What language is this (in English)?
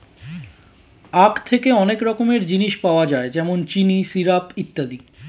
Bangla